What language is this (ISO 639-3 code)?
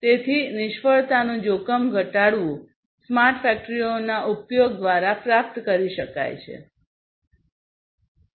guj